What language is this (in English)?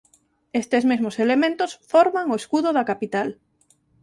Galician